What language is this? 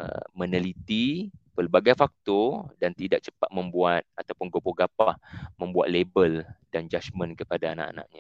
Malay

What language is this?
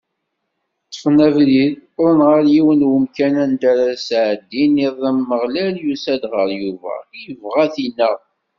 Kabyle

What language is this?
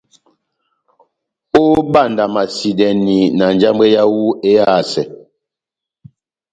Batanga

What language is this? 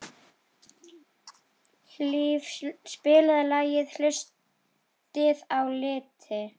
Icelandic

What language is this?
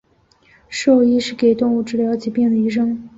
Chinese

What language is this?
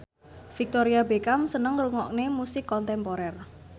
Javanese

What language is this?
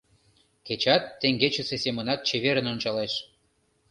Mari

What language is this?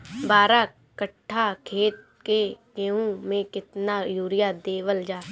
Bhojpuri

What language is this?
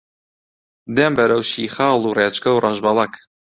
Central Kurdish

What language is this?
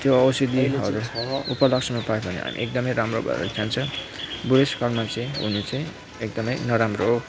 Nepali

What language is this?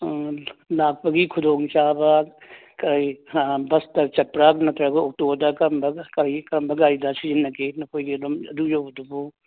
Manipuri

